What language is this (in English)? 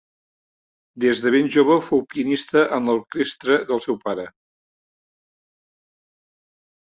Catalan